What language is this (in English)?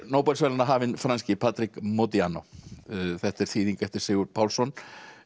Icelandic